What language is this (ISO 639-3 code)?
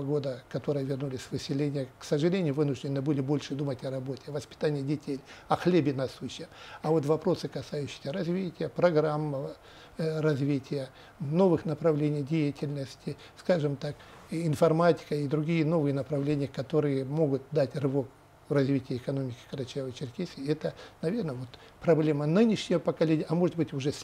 rus